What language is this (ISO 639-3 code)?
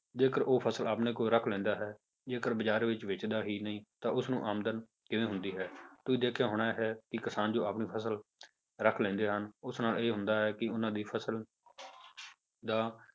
pan